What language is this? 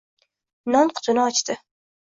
Uzbek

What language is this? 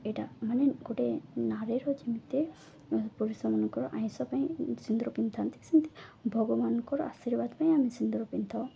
Odia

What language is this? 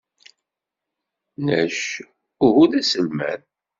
Kabyle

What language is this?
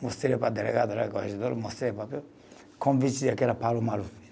Portuguese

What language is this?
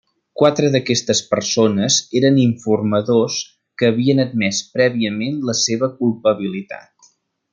Catalan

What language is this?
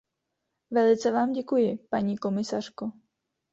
Czech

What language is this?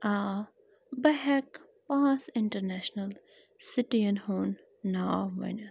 Kashmiri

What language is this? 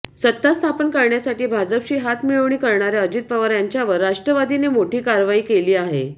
Marathi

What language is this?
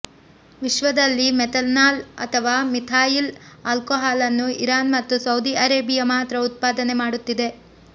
Kannada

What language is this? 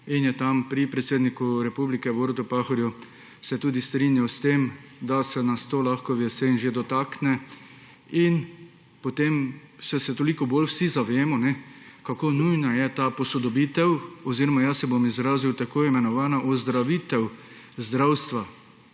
Slovenian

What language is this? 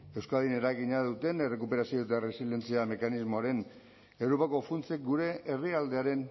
Basque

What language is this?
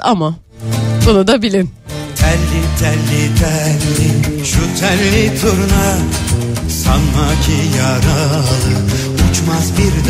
Turkish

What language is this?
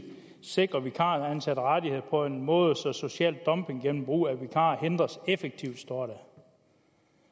Danish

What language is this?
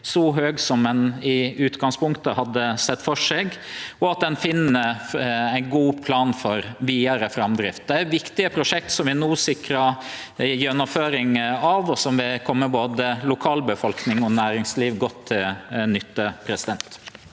Norwegian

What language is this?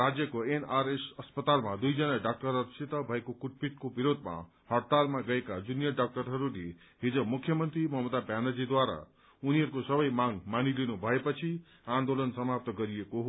Nepali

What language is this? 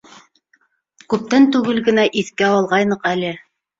Bashkir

